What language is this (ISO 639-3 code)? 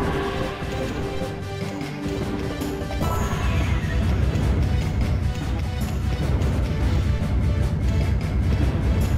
tha